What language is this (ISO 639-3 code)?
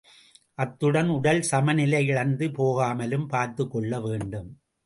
tam